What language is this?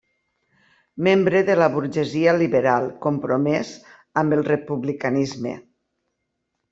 Catalan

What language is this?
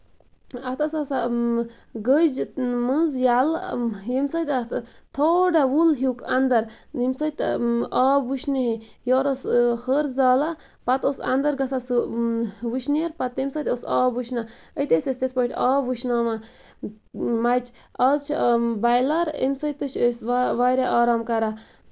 Kashmiri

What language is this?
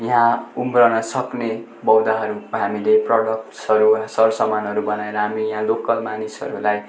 Nepali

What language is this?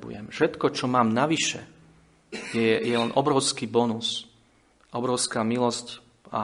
Slovak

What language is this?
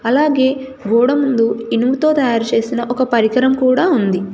Telugu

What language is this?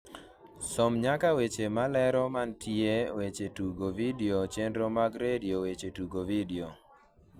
Luo (Kenya and Tanzania)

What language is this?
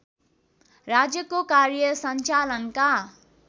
Nepali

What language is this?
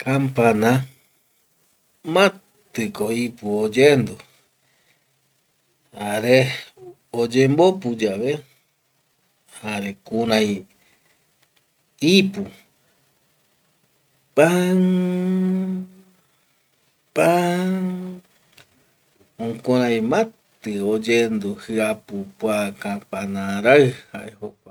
Eastern Bolivian Guaraní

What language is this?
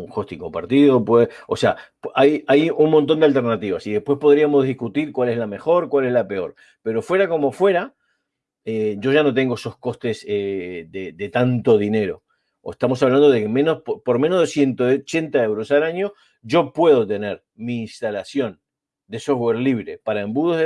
Spanish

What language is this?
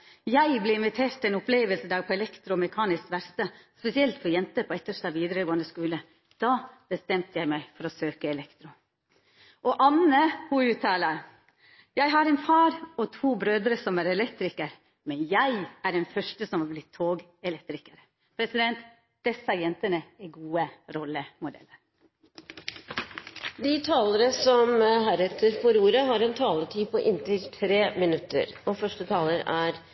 Norwegian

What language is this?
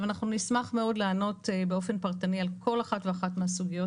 Hebrew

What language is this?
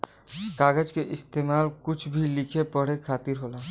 Bhojpuri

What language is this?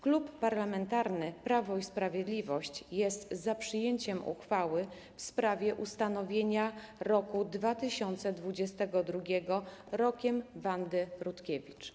Polish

